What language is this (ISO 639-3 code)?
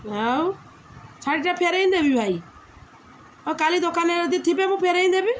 ori